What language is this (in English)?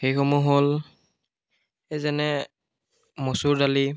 Assamese